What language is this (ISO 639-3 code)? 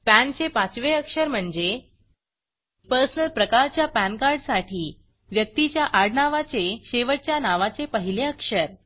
mar